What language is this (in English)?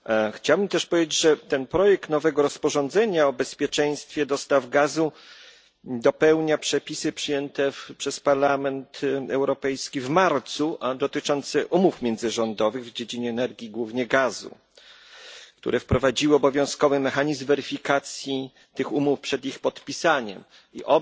Polish